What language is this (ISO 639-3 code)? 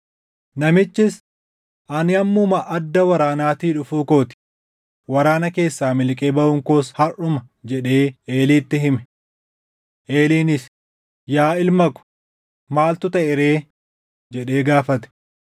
orm